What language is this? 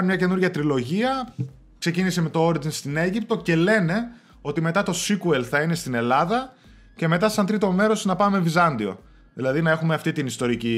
Greek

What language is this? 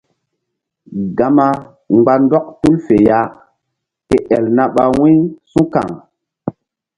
Mbum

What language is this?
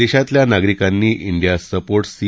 Marathi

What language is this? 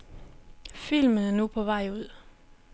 Danish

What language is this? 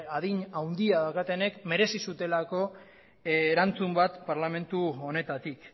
Basque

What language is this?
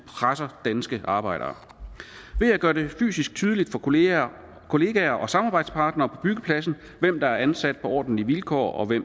Danish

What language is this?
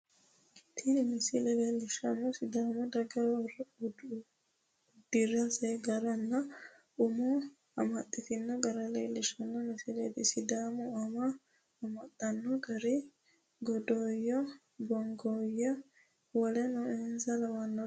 Sidamo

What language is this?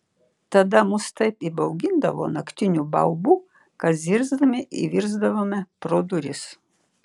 Lithuanian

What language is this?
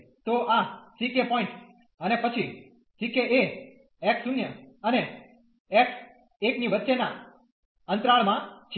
Gujarati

